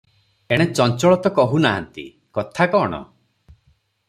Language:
Odia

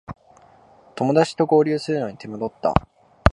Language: Japanese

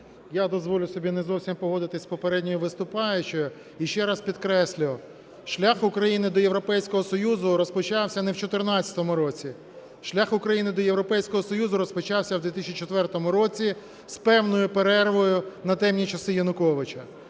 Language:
Ukrainian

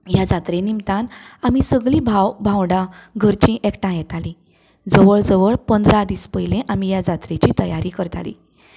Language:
Konkani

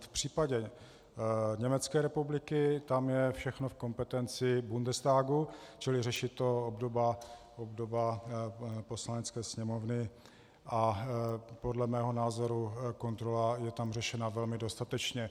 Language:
Czech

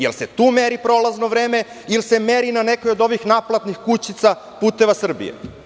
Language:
Serbian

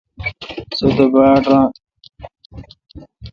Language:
Kalkoti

